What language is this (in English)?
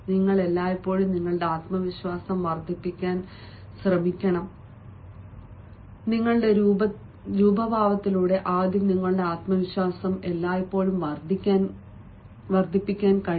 Malayalam